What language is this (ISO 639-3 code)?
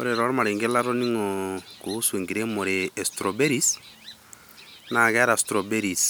mas